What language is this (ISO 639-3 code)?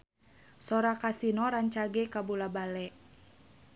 sun